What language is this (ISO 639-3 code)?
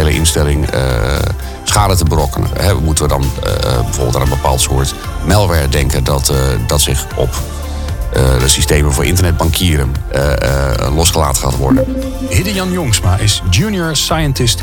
nld